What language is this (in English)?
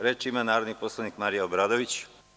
Serbian